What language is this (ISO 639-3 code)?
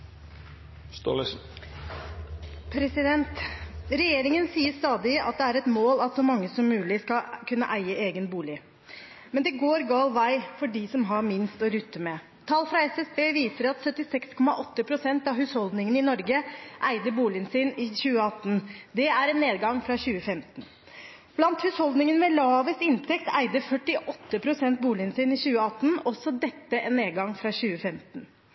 nor